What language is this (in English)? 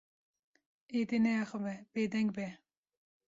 Kurdish